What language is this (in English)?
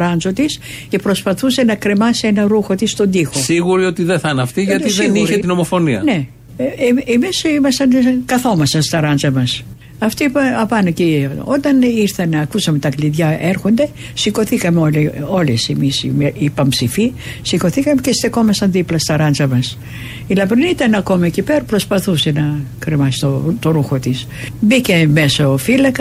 Greek